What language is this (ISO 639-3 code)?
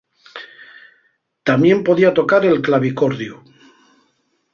ast